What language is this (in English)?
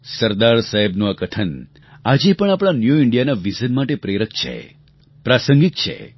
Gujarati